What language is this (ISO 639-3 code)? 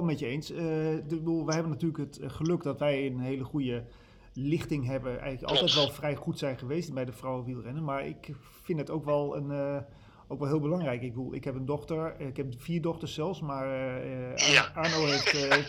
nld